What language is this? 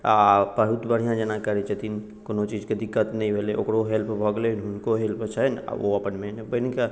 Maithili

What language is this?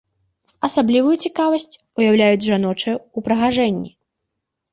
Belarusian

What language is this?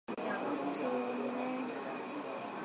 Swahili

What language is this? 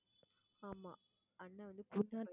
Tamil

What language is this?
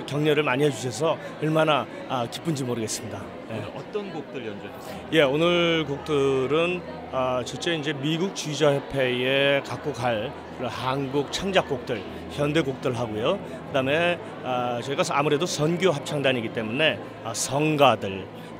Korean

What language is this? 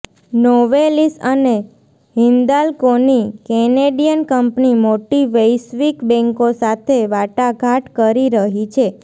Gujarati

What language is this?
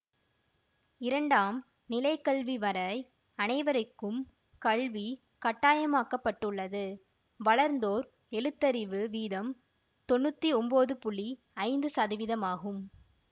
Tamil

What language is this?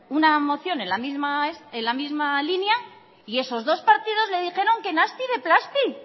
Spanish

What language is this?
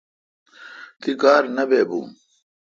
Kalkoti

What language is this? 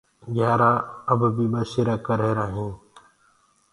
Gurgula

